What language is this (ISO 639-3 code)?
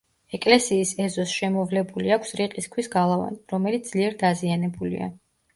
kat